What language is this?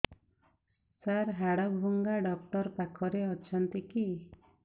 Odia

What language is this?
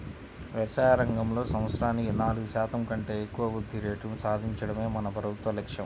Telugu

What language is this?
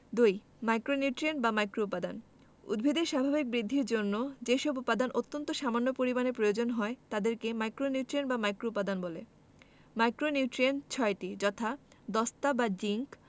Bangla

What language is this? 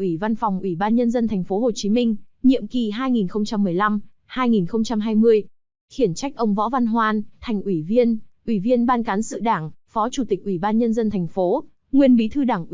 Vietnamese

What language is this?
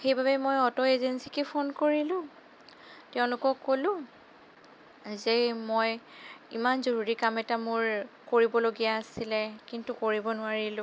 Assamese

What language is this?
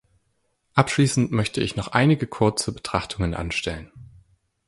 German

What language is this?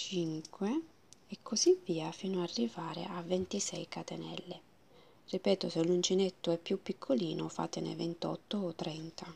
Italian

